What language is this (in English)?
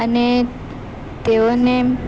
Gujarati